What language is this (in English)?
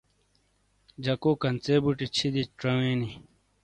Shina